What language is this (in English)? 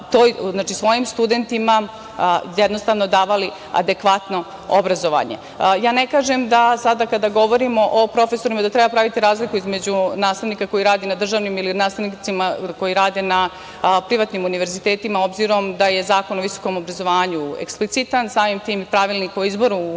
Serbian